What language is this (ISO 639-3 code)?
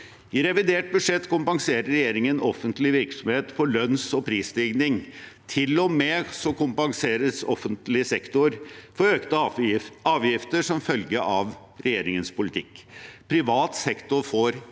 nor